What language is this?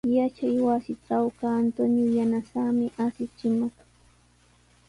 Sihuas Ancash Quechua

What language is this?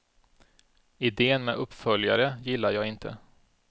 Swedish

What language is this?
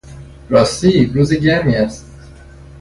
Persian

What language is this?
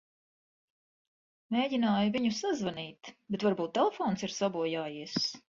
Latvian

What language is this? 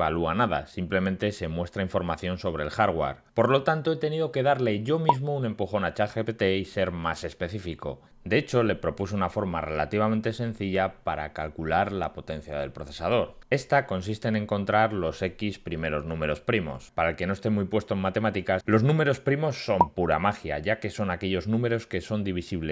Spanish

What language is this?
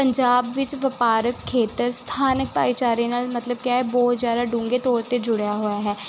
Punjabi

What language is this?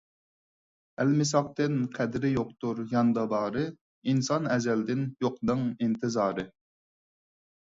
Uyghur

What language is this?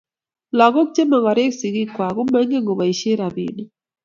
Kalenjin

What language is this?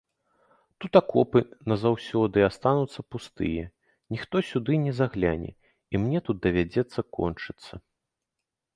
Belarusian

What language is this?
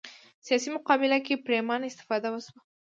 Pashto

